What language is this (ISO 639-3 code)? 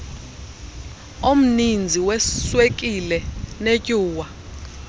xho